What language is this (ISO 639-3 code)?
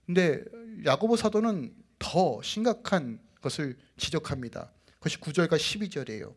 kor